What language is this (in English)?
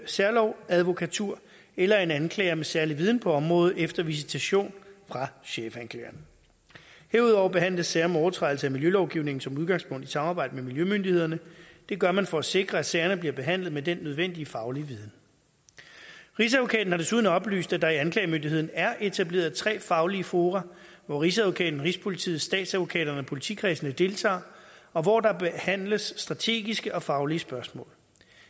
Danish